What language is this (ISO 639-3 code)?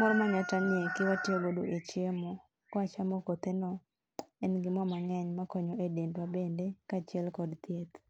luo